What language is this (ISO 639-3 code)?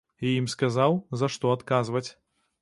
bel